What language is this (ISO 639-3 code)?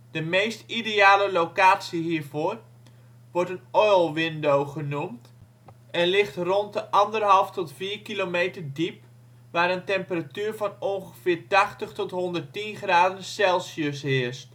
nld